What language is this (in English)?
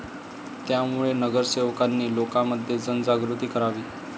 Marathi